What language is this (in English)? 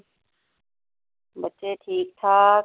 Punjabi